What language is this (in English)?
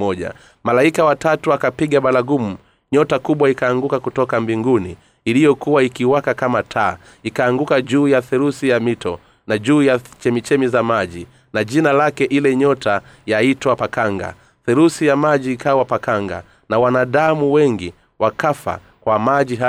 Swahili